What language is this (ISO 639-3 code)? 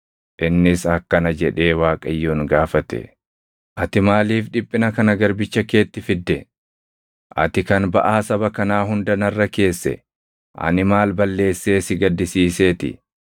orm